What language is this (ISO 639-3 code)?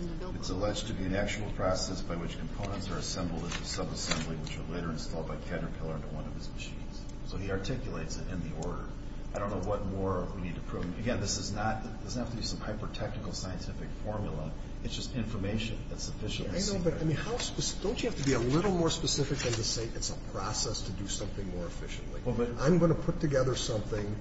eng